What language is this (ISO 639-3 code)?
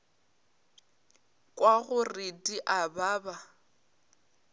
nso